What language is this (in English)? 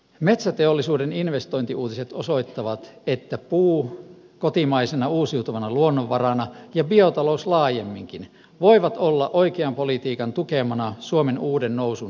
Finnish